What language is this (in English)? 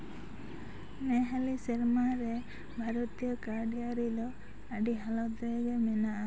Santali